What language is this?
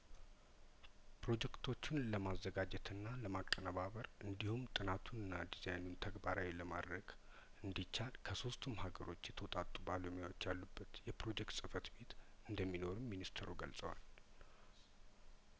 Amharic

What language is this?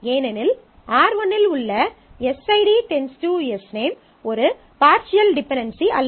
Tamil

